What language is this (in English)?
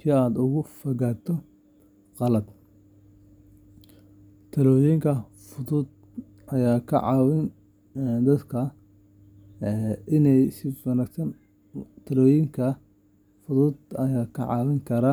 Somali